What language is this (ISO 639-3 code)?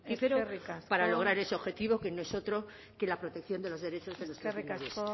spa